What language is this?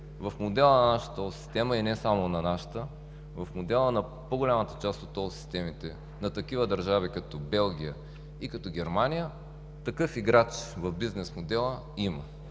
Bulgarian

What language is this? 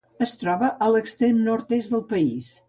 Catalan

